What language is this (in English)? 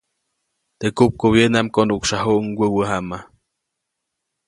Copainalá Zoque